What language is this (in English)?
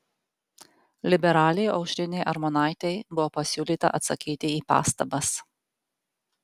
Lithuanian